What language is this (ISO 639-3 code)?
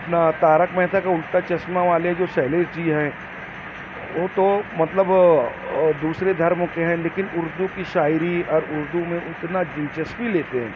urd